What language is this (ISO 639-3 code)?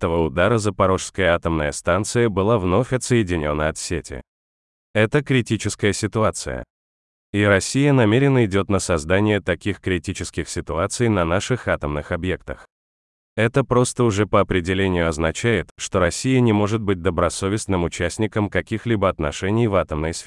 rus